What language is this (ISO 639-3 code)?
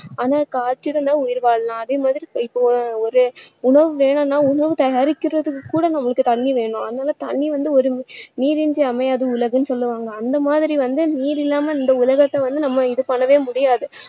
tam